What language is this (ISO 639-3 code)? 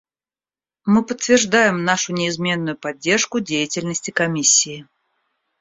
rus